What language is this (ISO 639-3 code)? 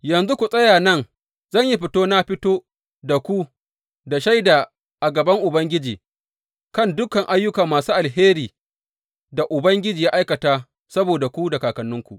hau